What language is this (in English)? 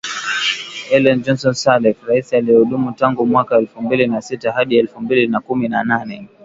Swahili